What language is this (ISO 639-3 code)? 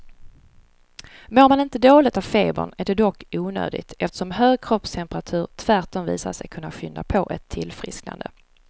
swe